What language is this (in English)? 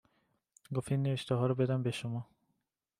Persian